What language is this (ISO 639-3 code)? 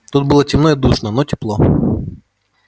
rus